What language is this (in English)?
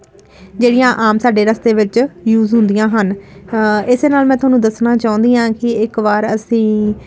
Punjabi